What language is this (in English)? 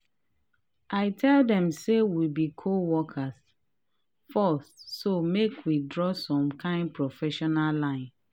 Nigerian Pidgin